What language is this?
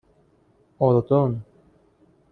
Persian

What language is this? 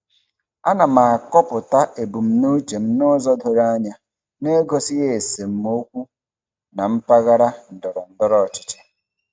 Igbo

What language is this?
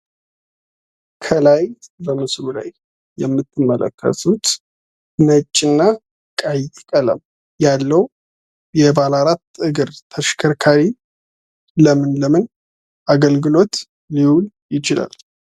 Amharic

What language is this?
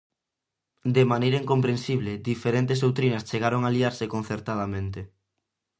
Galician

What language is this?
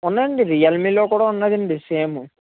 Telugu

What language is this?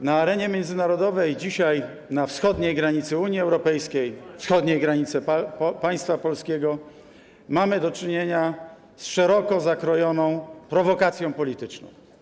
Polish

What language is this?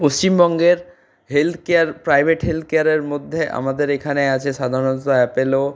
Bangla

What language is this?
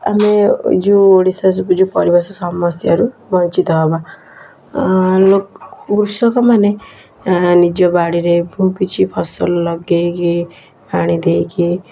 Odia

